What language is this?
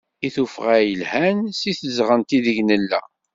Kabyle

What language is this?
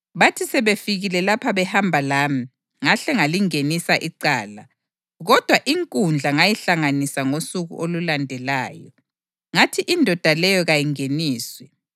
North Ndebele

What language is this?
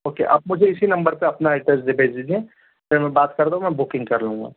Hindi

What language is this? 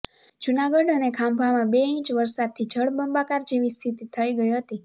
Gujarati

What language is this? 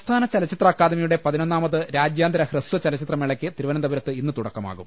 Malayalam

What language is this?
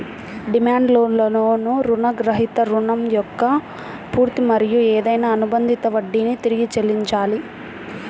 Telugu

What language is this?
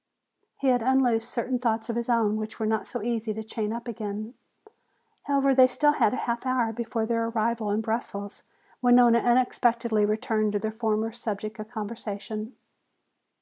English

